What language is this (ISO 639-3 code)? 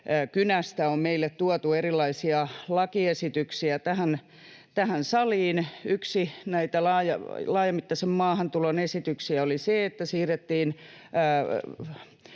fin